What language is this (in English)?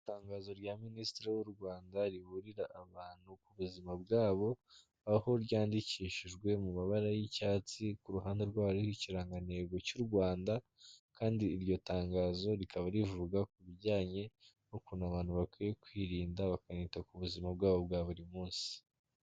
Kinyarwanda